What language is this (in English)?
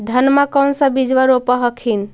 Magahi